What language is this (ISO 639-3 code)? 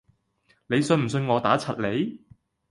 yue